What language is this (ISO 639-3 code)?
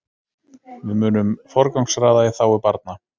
isl